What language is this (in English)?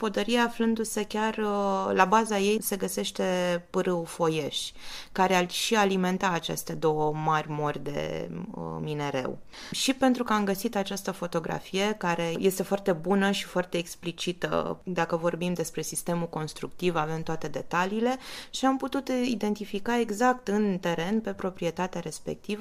Romanian